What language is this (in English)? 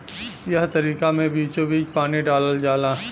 Bhojpuri